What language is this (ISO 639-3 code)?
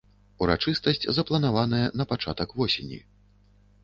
bel